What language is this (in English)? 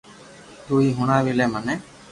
Loarki